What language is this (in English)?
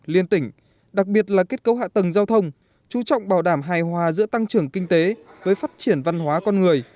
Vietnamese